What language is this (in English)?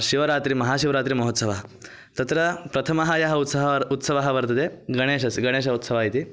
Sanskrit